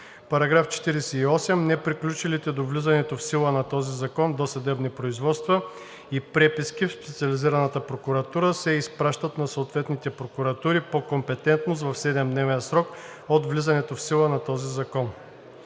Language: Bulgarian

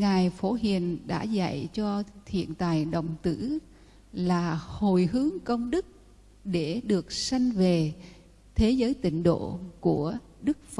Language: Vietnamese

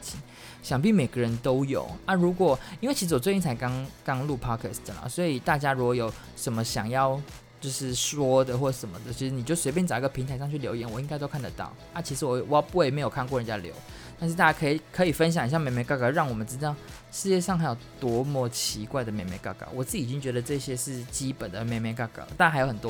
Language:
Chinese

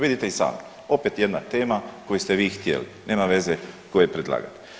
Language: Croatian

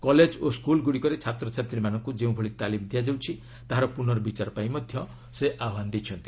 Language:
Odia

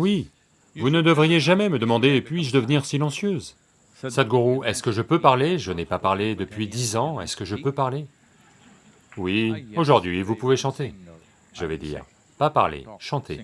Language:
French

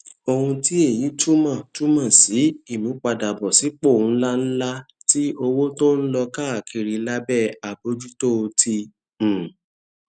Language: Yoruba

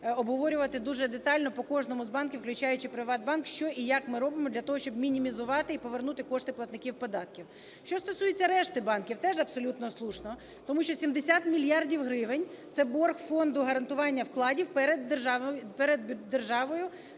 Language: Ukrainian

